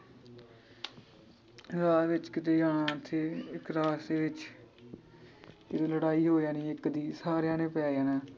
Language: Punjabi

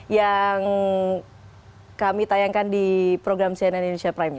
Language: Indonesian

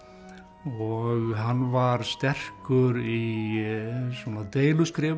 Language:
Icelandic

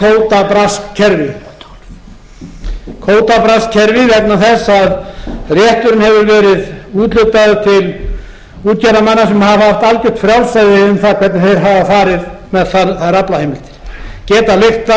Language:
Icelandic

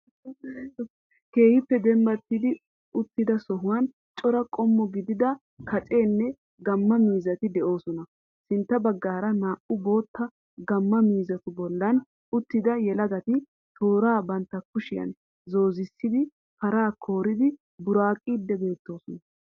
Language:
Wolaytta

